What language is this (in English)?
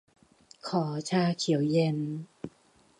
Thai